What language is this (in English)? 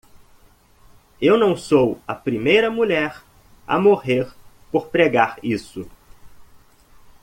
Portuguese